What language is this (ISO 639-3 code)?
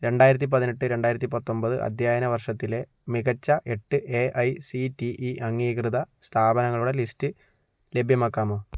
mal